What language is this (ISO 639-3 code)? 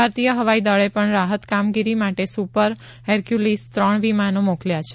guj